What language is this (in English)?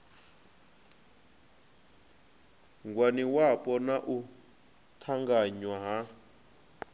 Venda